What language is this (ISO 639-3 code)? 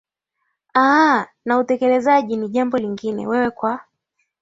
swa